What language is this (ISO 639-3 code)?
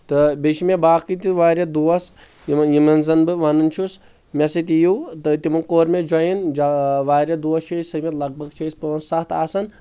kas